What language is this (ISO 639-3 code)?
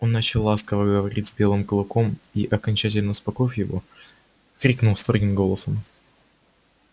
rus